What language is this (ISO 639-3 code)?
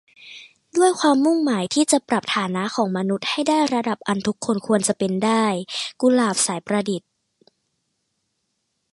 tha